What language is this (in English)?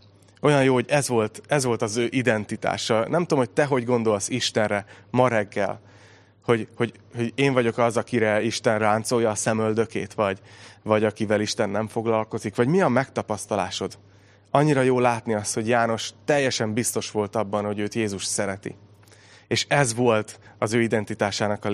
Hungarian